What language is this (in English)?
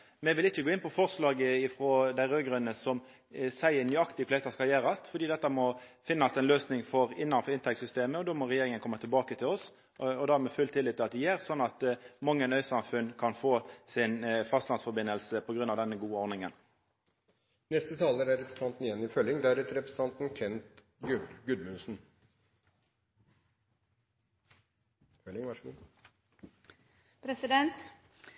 Norwegian Nynorsk